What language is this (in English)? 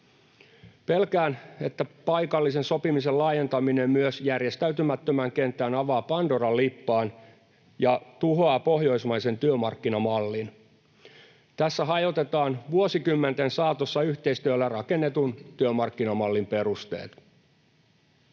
Finnish